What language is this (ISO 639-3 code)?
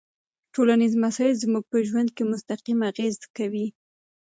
pus